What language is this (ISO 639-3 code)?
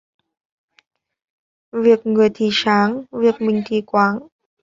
vie